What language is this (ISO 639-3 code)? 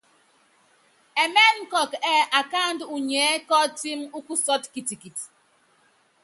yav